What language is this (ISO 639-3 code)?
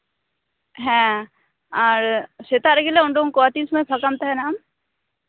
sat